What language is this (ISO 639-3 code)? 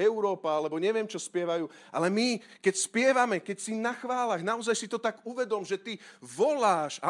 slk